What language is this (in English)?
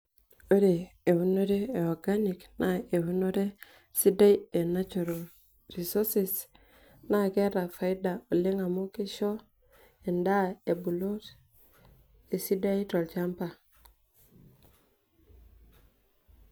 Masai